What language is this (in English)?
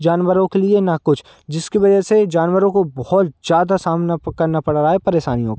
Hindi